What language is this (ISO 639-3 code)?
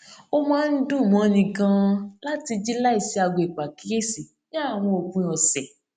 yor